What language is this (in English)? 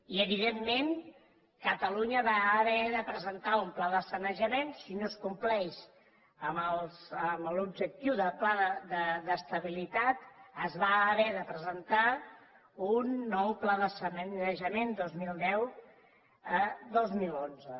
Catalan